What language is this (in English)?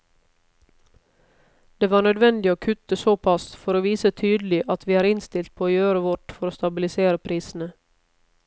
Norwegian